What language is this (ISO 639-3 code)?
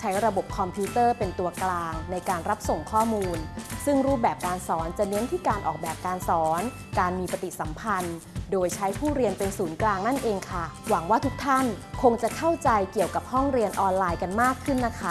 tha